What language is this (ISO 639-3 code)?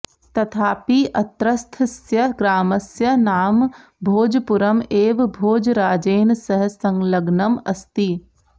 san